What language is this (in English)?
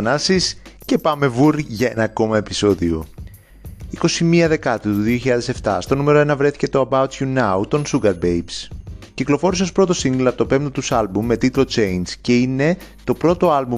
Greek